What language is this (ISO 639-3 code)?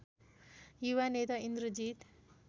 nep